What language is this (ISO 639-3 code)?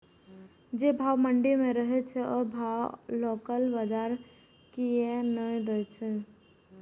mai